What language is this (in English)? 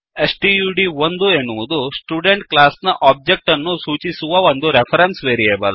Kannada